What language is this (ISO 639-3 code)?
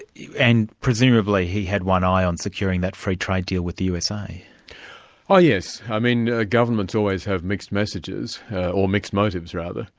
eng